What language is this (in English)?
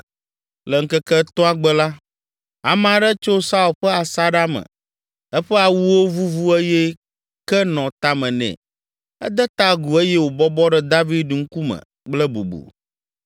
Ewe